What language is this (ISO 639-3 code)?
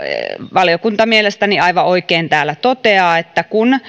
fin